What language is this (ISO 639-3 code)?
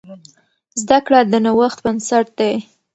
pus